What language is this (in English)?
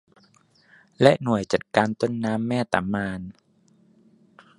Thai